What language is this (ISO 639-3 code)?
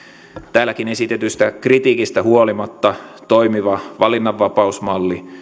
fin